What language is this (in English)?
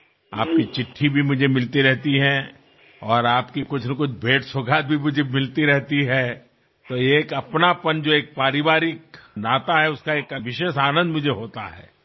Gujarati